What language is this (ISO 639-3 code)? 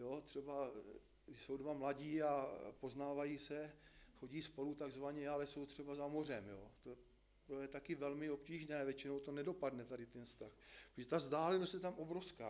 ces